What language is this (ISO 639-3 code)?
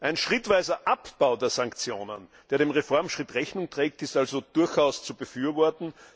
deu